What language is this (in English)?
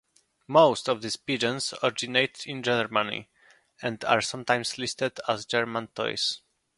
English